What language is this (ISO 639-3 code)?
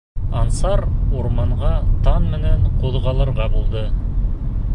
bak